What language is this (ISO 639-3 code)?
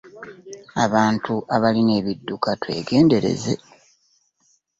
lug